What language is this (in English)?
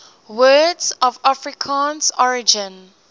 English